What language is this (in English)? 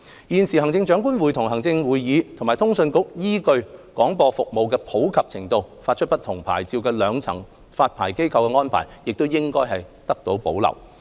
Cantonese